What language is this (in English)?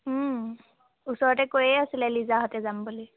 Assamese